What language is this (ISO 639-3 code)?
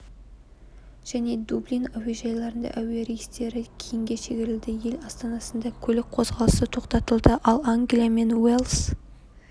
kaz